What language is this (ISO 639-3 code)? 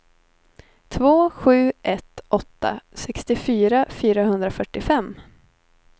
swe